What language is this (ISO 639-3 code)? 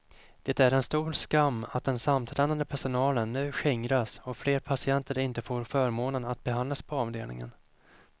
swe